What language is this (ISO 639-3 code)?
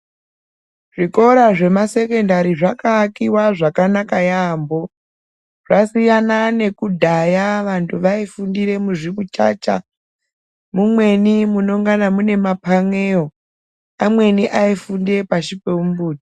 ndc